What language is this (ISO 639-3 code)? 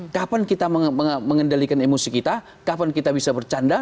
ind